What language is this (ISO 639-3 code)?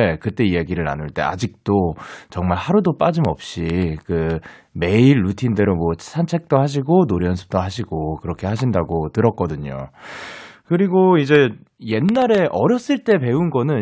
kor